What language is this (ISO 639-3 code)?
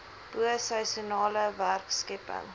afr